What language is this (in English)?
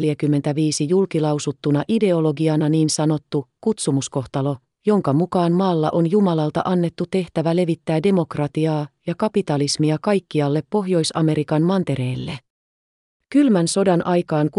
Finnish